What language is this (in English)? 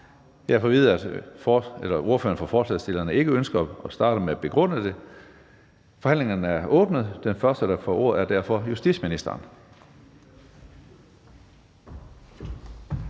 Danish